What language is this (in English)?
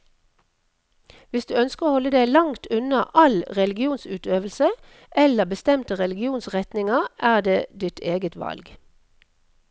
Norwegian